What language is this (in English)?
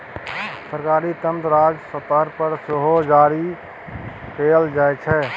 Maithili